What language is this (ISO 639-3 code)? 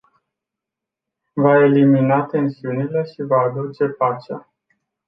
ron